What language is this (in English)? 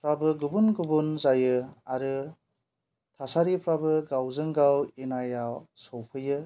Bodo